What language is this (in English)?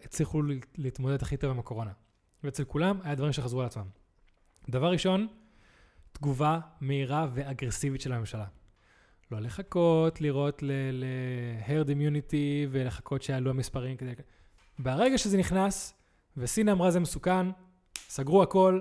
Hebrew